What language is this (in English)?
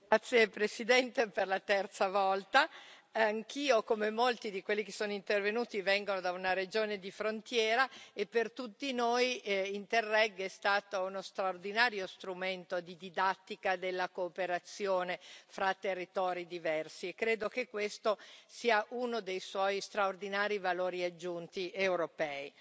Italian